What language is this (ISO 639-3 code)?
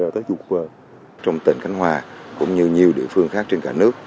vie